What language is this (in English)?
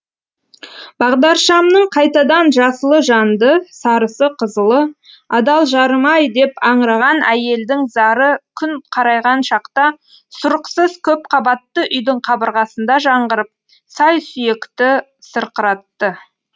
Kazakh